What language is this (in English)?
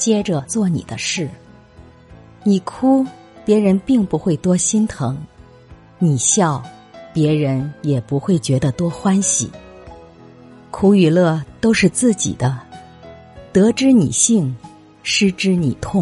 Chinese